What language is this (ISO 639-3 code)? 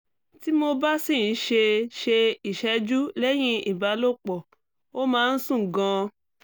yor